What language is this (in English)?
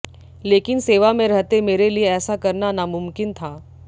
Hindi